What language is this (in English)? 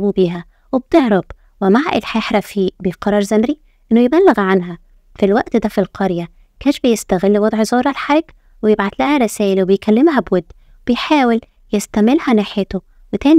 Arabic